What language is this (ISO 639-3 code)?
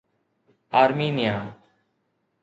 snd